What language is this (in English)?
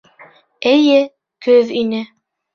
Bashkir